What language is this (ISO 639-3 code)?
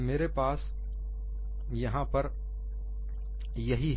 hin